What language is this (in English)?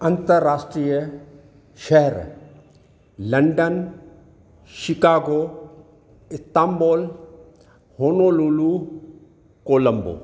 Sindhi